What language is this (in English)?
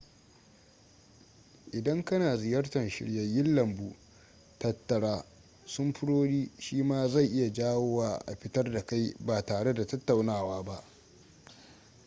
Hausa